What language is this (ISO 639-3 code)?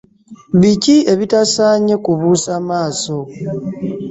lug